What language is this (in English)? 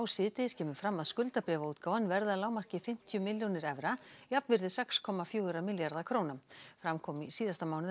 Icelandic